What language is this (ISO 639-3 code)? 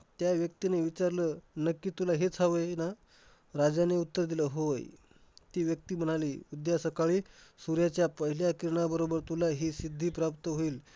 mar